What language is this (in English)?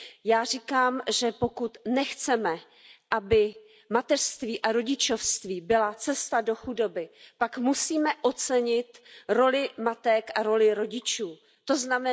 Czech